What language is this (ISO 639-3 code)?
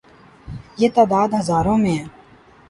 urd